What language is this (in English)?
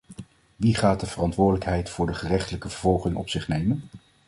Dutch